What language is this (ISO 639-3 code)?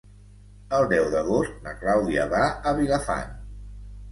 cat